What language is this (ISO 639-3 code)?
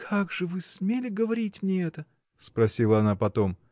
rus